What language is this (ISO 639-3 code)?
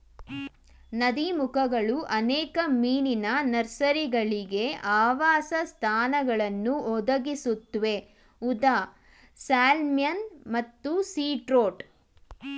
kan